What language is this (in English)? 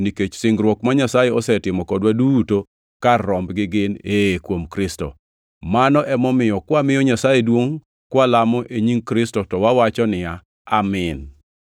Luo (Kenya and Tanzania)